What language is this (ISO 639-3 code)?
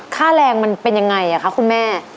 tha